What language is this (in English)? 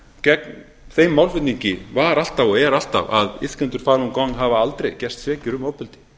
Icelandic